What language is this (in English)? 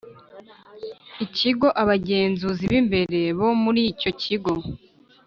Kinyarwanda